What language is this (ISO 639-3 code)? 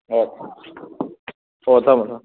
mni